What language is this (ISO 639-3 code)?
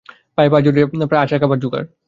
ben